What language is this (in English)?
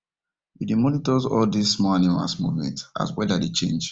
Nigerian Pidgin